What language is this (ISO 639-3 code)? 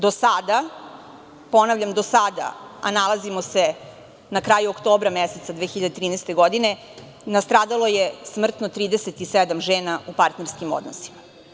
srp